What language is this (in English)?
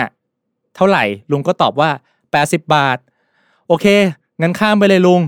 Thai